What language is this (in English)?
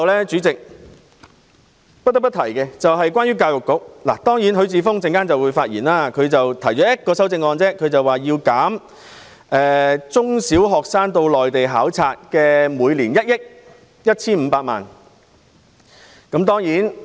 Cantonese